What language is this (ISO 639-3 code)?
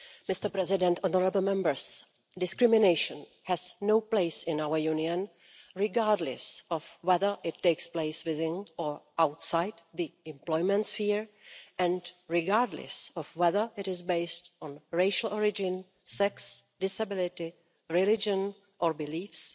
eng